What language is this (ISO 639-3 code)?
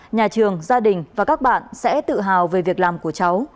vie